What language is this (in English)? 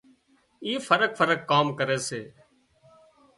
Wadiyara Koli